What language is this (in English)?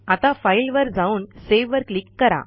Marathi